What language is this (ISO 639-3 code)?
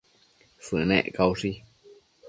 mcf